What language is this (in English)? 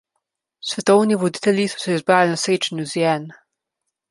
Slovenian